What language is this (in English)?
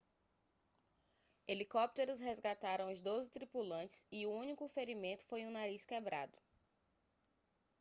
Portuguese